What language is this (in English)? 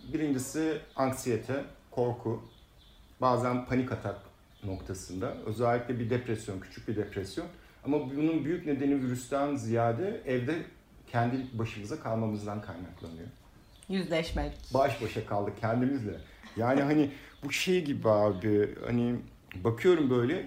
Turkish